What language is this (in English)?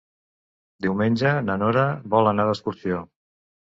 Catalan